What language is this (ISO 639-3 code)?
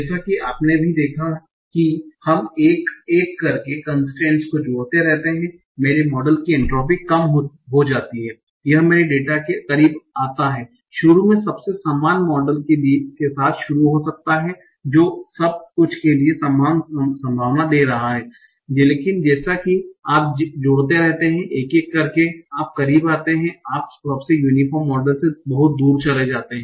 hin